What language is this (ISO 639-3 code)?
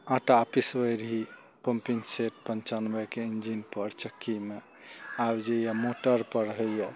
mai